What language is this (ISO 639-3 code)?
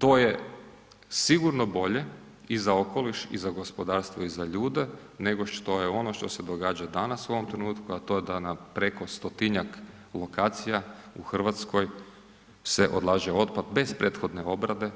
hrv